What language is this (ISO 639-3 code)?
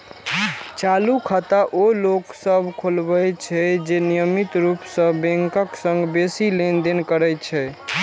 mai